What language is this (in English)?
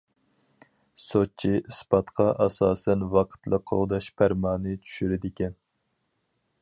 Uyghur